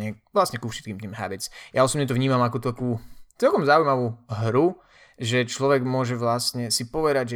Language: Slovak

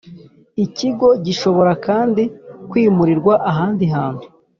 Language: Kinyarwanda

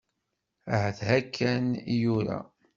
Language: Kabyle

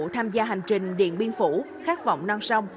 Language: Vietnamese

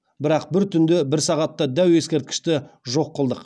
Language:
Kazakh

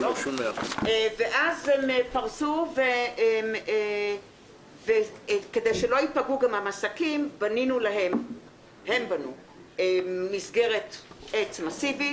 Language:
Hebrew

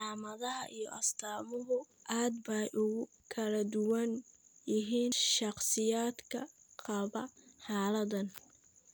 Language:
Somali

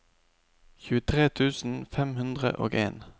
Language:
Norwegian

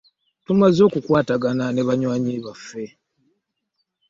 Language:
Ganda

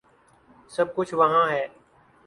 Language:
Urdu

